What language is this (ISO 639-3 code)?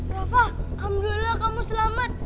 ind